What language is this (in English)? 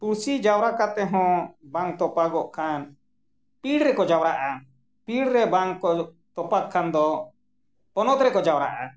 Santali